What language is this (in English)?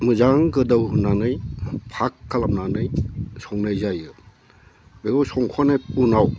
Bodo